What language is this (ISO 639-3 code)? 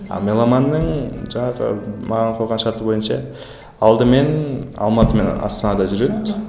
kaz